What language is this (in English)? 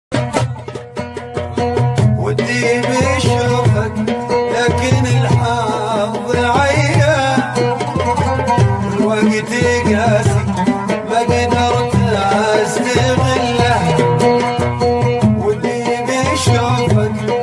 Arabic